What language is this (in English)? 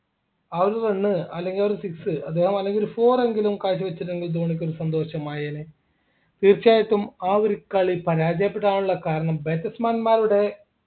Malayalam